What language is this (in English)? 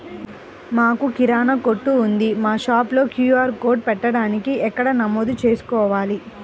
Telugu